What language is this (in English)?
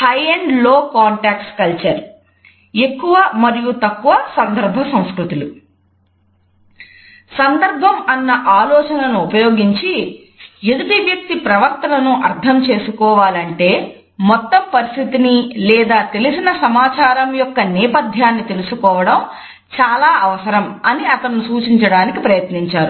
Telugu